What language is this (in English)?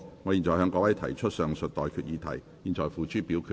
Cantonese